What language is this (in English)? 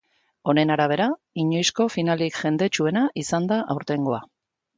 Basque